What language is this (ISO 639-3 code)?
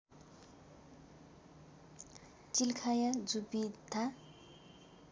nep